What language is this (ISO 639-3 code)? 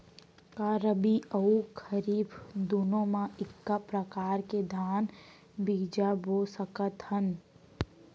hne